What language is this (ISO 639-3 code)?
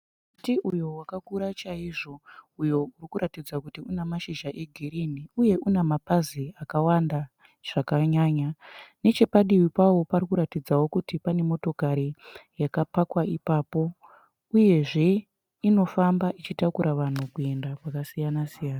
sna